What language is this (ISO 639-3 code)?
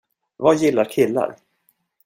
swe